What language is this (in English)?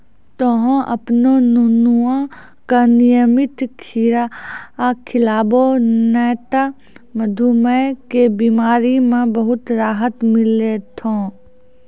Maithili